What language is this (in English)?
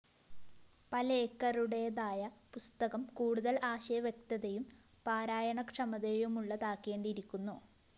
Malayalam